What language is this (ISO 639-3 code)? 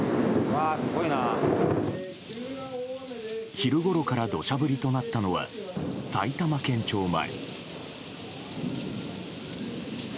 jpn